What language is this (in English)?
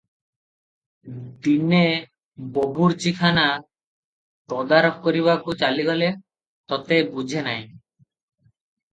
Odia